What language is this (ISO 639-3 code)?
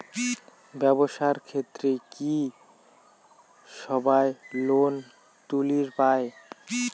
ben